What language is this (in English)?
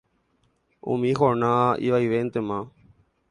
Guarani